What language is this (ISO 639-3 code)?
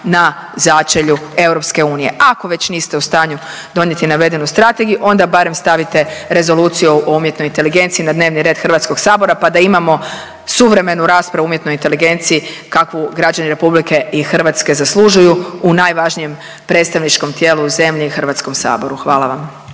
hrv